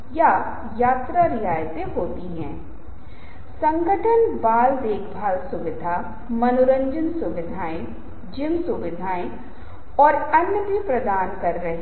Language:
Hindi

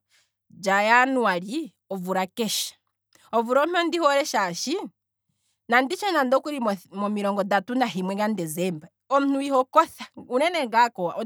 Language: Kwambi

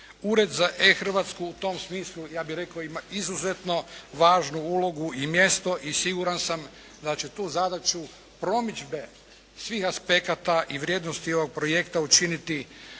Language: Croatian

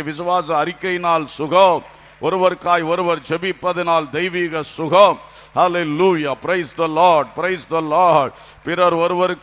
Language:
Romanian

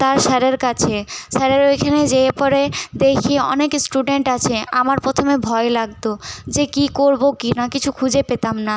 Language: Bangla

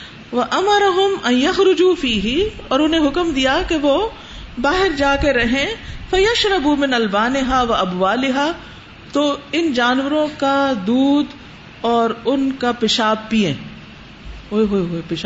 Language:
Urdu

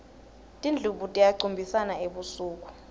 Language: Swati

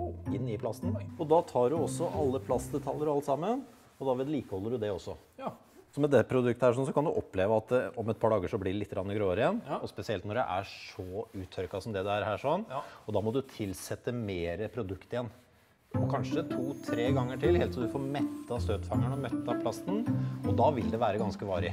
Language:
Norwegian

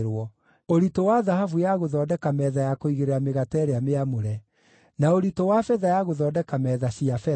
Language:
Kikuyu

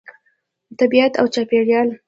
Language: Pashto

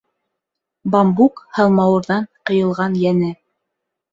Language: Bashkir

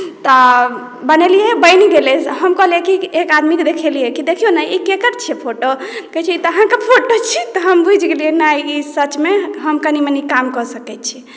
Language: Maithili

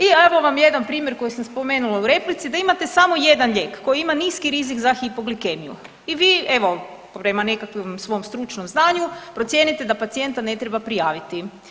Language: Croatian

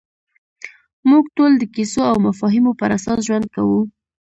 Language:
Pashto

